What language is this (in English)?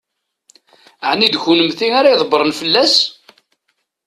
Kabyle